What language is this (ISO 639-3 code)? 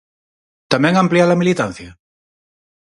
glg